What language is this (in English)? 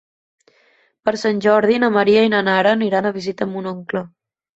Catalan